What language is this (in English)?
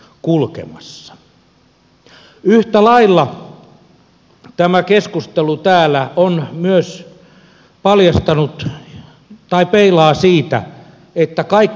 Finnish